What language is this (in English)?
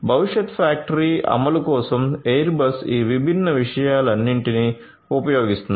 Telugu